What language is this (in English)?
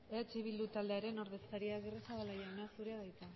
Basque